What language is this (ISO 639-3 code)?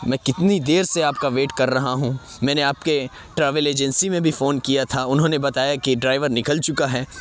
urd